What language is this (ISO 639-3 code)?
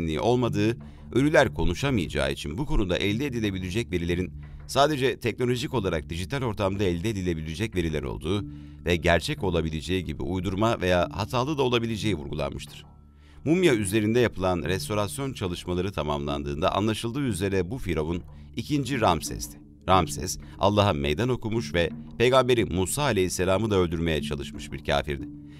tur